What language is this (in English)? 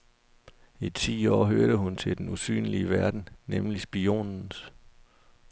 Danish